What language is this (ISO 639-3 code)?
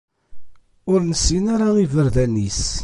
kab